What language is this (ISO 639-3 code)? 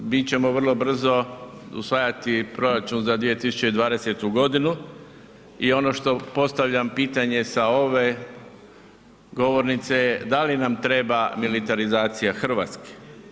hrv